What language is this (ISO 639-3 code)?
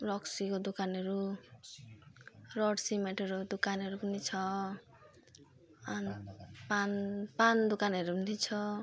nep